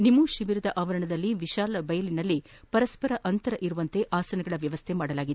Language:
Kannada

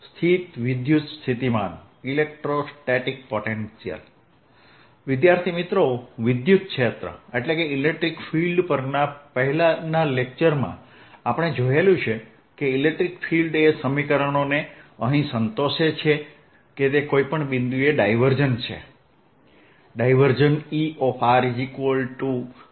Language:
Gujarati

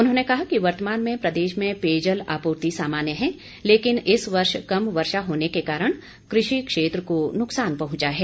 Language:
Hindi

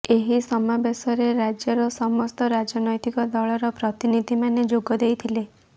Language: Odia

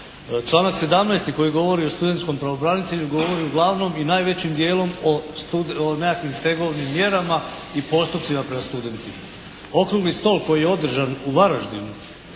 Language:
Croatian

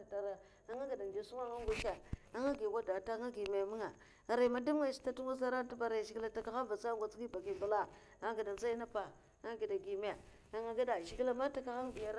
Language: Mafa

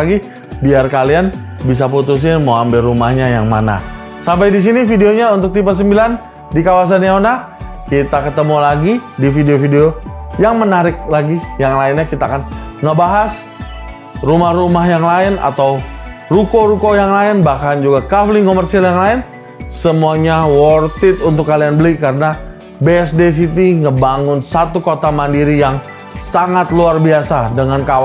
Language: Indonesian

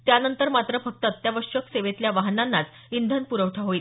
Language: Marathi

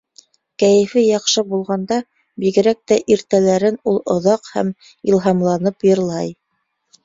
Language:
Bashkir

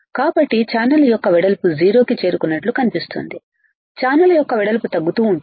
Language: Telugu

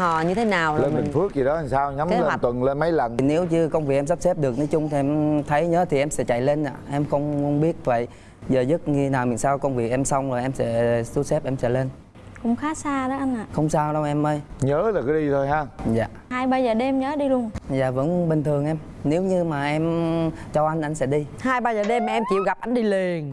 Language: Vietnamese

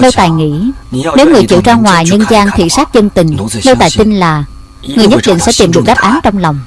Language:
Vietnamese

